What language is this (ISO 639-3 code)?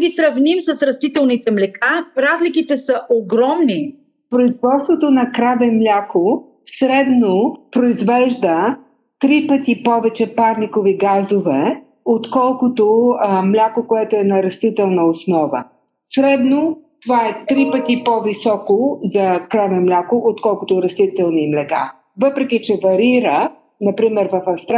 bul